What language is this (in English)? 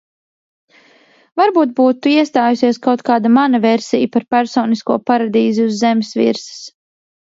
Latvian